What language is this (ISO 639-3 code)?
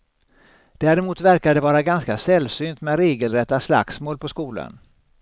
swe